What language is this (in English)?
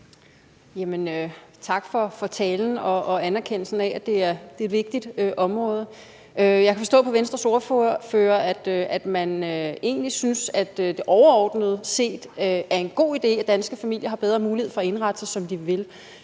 Danish